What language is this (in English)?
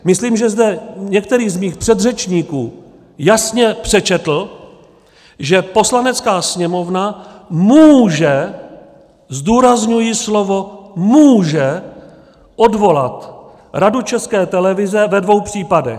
Czech